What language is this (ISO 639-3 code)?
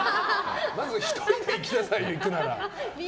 jpn